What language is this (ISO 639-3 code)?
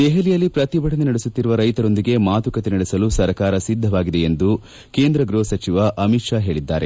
kan